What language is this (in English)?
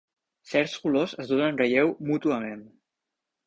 Catalan